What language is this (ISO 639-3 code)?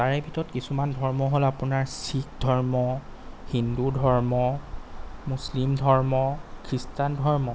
asm